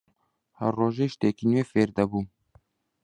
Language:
Central Kurdish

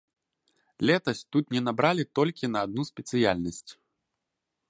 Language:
Belarusian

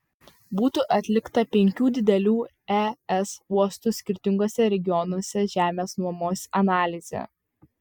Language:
Lithuanian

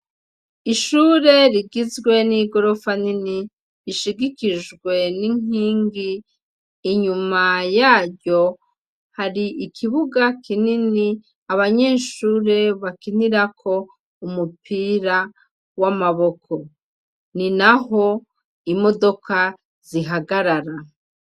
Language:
Rundi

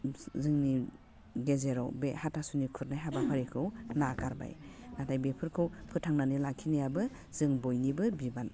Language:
Bodo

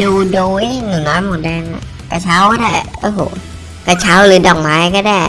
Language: Thai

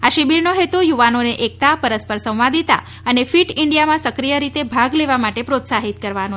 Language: Gujarati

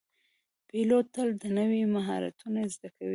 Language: Pashto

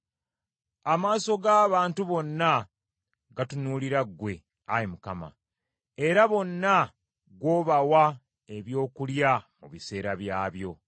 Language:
Ganda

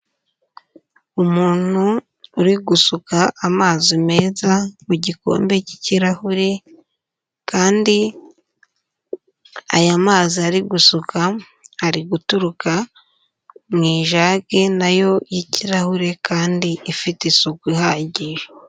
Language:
Kinyarwanda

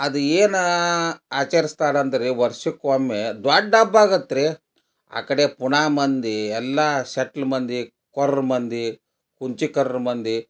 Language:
Kannada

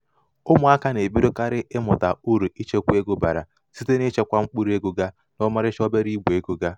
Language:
Igbo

